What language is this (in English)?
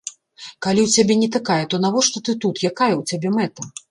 Belarusian